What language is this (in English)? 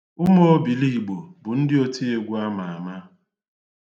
Igbo